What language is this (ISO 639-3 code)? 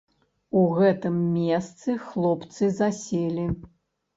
bel